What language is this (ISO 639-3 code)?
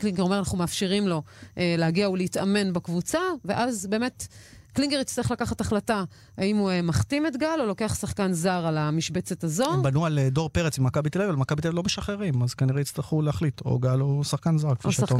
heb